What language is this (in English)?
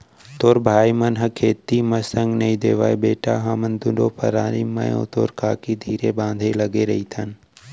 Chhattisgarhi